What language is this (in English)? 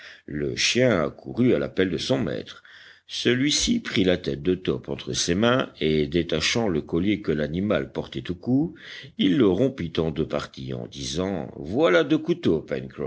French